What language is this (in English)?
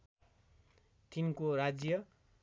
Nepali